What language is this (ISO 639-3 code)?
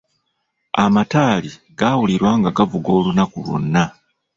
lug